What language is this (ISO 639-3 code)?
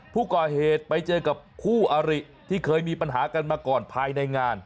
tha